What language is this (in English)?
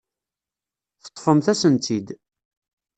Kabyle